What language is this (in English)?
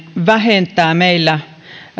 Finnish